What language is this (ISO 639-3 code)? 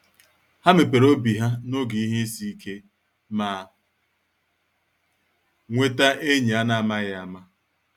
ibo